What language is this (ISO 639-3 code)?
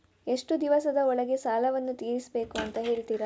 kan